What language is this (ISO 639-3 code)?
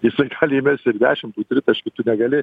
lit